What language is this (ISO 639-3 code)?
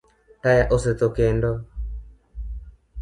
luo